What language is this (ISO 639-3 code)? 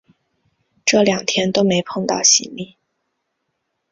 zho